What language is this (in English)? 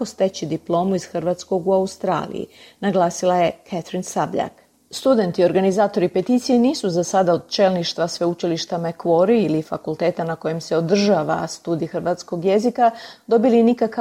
Croatian